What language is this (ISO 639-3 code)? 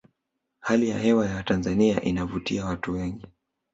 swa